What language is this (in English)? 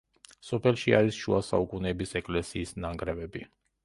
Georgian